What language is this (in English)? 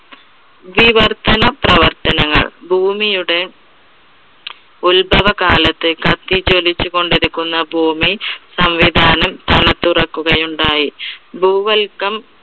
Malayalam